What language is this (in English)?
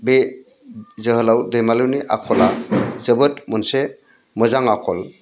Bodo